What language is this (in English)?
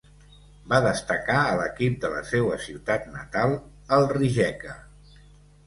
Catalan